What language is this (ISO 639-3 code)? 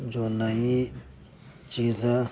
urd